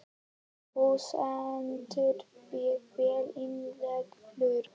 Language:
Icelandic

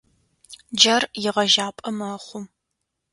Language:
Adyghe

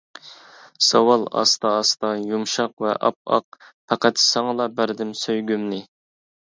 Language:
Uyghur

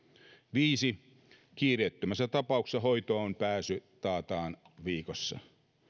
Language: Finnish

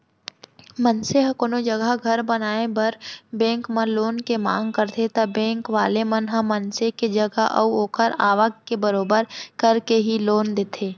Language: Chhattisgarhi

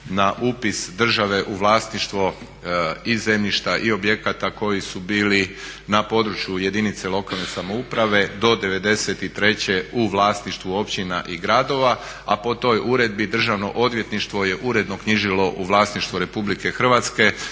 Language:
Croatian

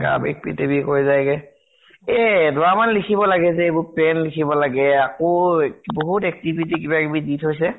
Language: Assamese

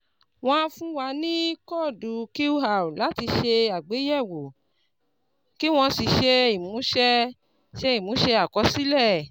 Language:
Yoruba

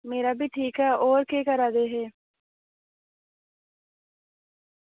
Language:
Dogri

